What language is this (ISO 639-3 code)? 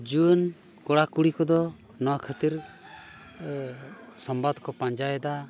sat